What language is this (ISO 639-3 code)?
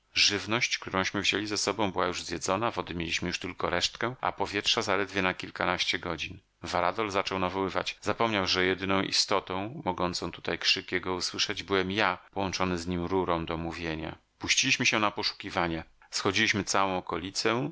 pol